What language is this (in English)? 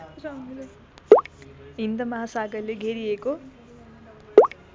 Nepali